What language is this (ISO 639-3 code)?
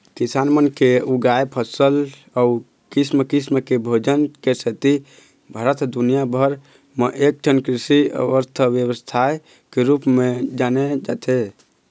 hne